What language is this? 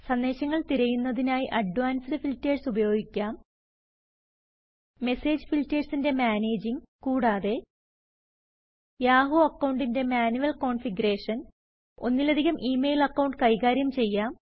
Malayalam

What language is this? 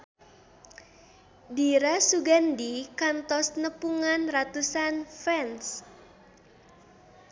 Sundanese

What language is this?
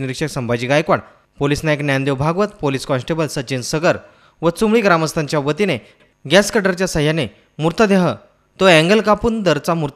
Indonesian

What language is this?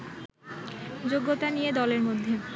Bangla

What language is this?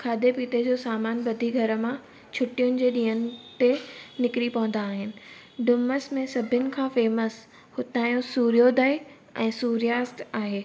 Sindhi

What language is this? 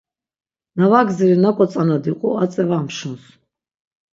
Laz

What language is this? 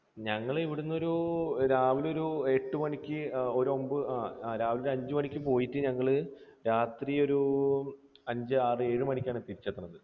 Malayalam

